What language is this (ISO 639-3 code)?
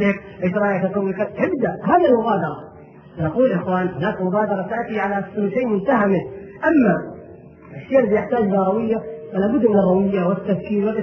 ara